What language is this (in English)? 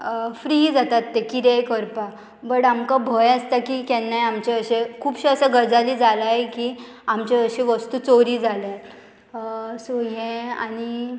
Konkani